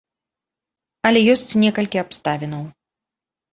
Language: Belarusian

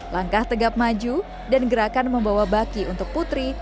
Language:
Indonesian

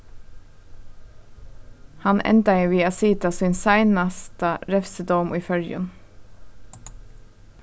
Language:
Faroese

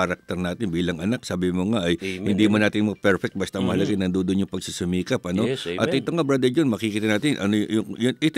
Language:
Filipino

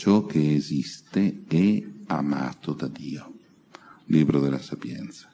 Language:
Italian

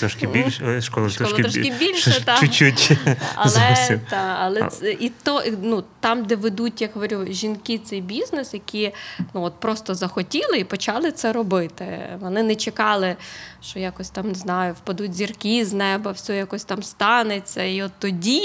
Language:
Ukrainian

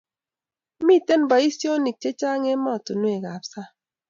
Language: Kalenjin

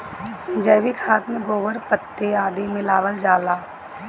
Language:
Bhojpuri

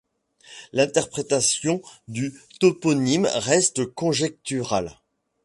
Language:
French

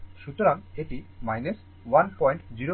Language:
Bangla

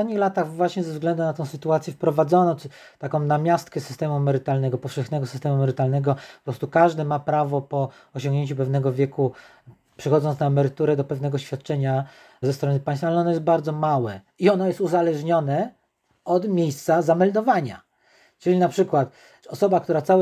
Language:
Polish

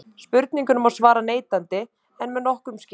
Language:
Icelandic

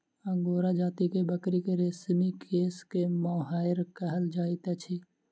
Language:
Maithili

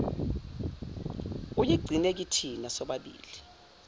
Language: Zulu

